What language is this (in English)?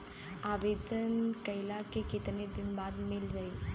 Bhojpuri